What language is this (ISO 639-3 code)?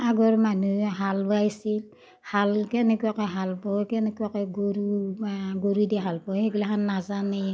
asm